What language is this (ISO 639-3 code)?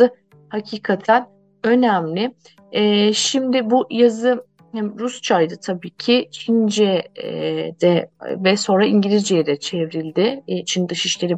tur